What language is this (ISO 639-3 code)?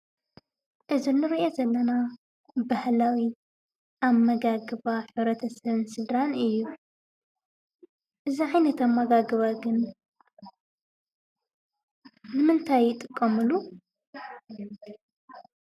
tir